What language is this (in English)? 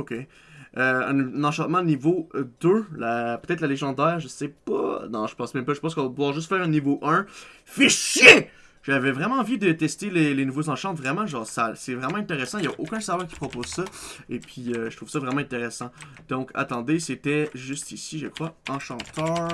French